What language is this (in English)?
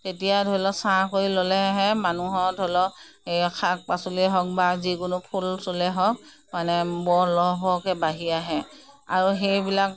Assamese